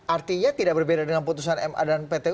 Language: Indonesian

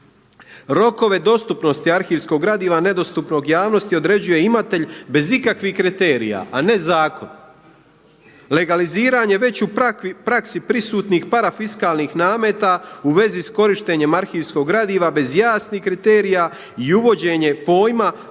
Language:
Croatian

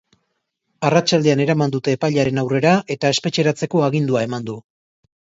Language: Basque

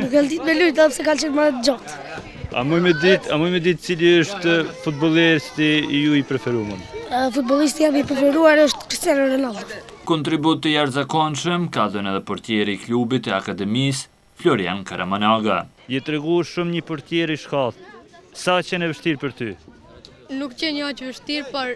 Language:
Polish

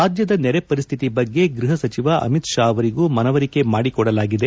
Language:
Kannada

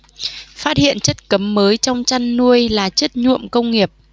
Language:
Vietnamese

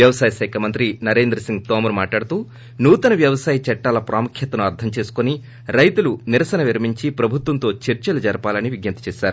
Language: Telugu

